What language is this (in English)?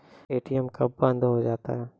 Maithili